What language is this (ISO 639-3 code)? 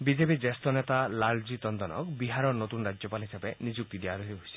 asm